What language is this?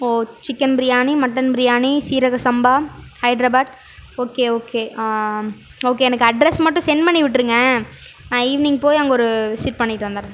Tamil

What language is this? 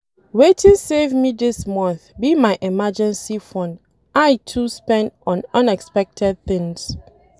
Nigerian Pidgin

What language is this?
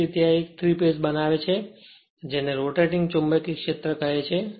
Gujarati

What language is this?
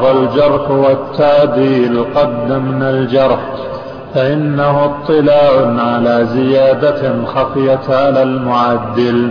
Arabic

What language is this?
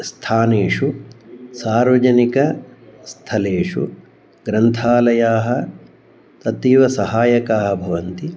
Sanskrit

